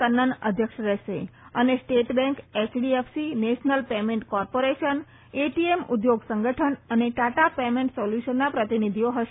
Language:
Gujarati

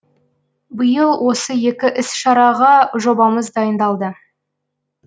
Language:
Kazakh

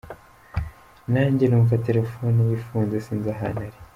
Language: Kinyarwanda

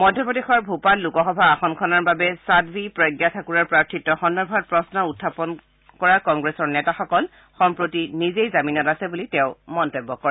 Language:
Assamese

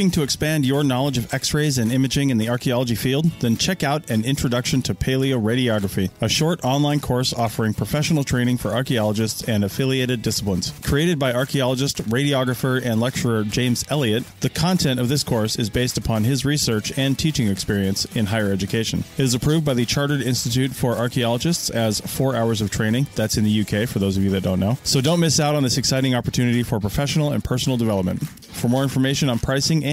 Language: English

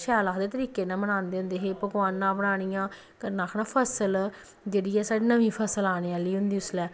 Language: Dogri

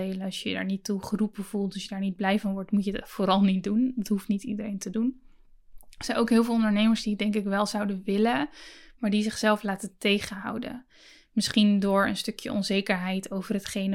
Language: Dutch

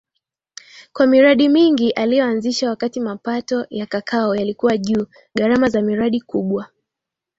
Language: Swahili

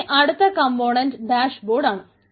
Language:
Malayalam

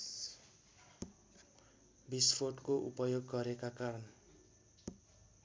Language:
Nepali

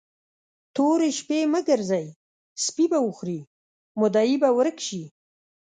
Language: Pashto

